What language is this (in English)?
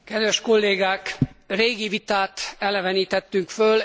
Hungarian